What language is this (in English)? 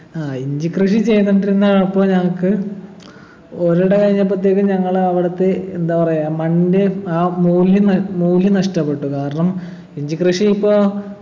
Malayalam